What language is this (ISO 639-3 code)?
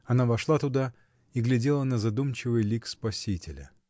rus